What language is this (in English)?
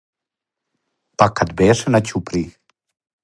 Serbian